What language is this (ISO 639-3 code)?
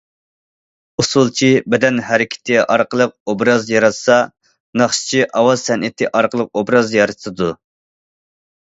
uig